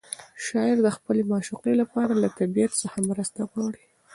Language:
Pashto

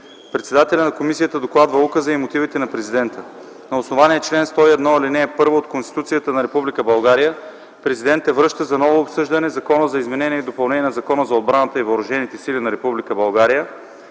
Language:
Bulgarian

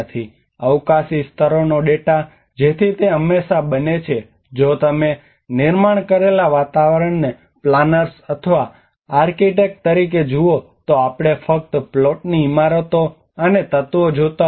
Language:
Gujarati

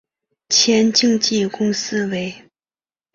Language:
Chinese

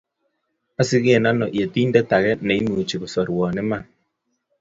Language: Kalenjin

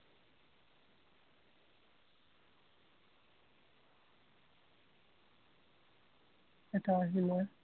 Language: Assamese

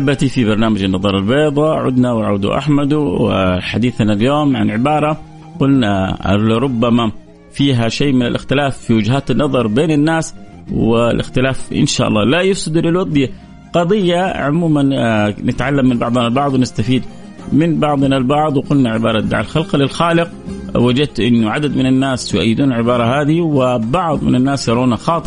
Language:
Arabic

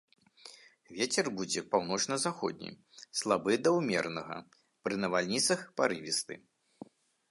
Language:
Belarusian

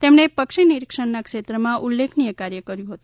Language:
Gujarati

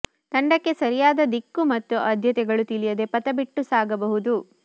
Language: Kannada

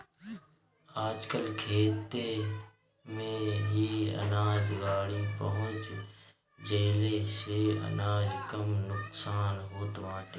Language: Bhojpuri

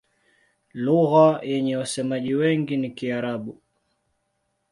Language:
Swahili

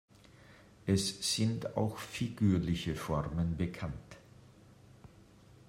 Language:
German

